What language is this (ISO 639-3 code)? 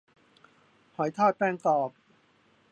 tha